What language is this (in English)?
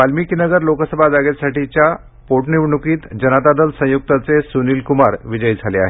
Marathi